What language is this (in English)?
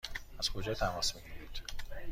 Persian